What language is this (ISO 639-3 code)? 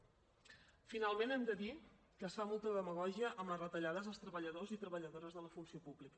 cat